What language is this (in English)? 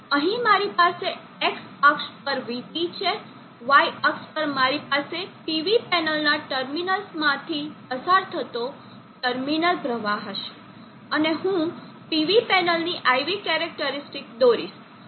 Gujarati